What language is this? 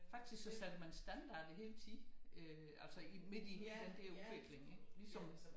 Danish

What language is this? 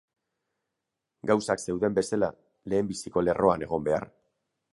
Basque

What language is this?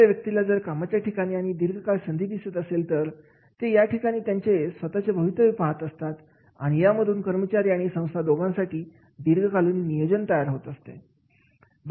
Marathi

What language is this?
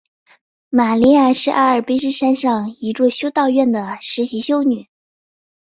Chinese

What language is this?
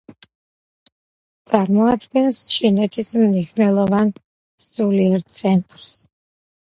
Georgian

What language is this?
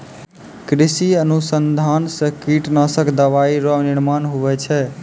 Maithili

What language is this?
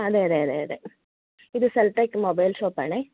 Malayalam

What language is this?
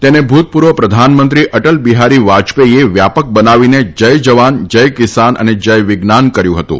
Gujarati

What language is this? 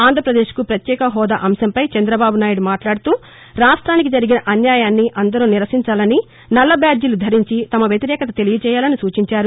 Telugu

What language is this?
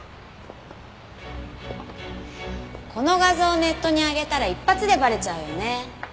Japanese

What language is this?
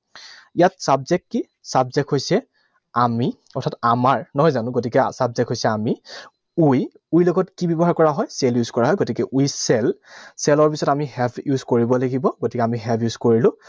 Assamese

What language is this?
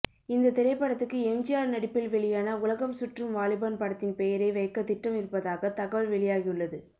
Tamil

